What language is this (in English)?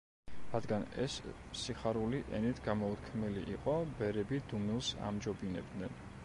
Georgian